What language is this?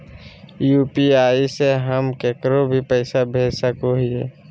Magahi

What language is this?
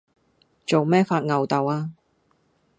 Cantonese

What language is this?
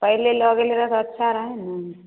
Maithili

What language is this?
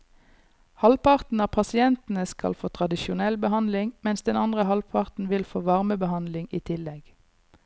Norwegian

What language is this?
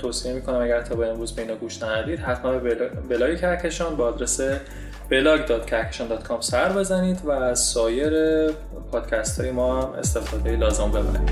Persian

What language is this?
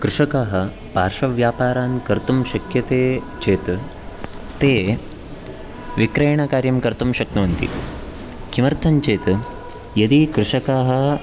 Sanskrit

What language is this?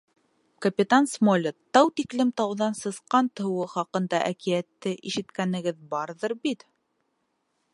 Bashkir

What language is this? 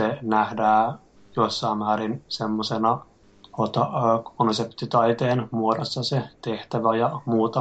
Finnish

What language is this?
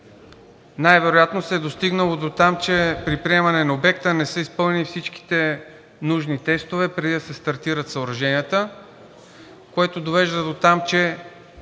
Bulgarian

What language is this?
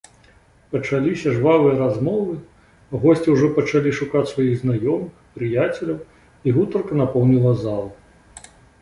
Belarusian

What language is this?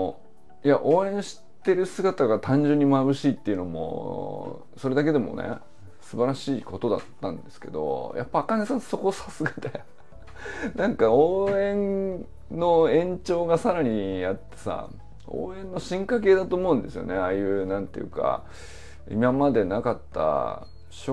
Japanese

